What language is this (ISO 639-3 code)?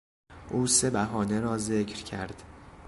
fas